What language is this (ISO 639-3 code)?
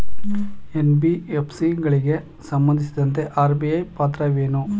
kan